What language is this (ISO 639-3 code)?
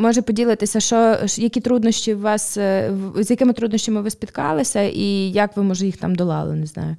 ukr